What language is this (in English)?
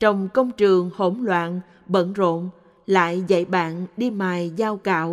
Vietnamese